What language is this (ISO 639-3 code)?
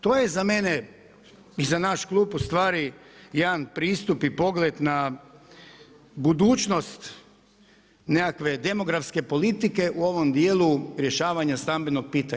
hrv